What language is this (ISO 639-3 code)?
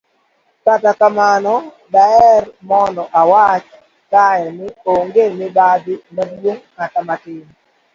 luo